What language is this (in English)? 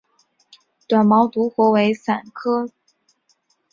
Chinese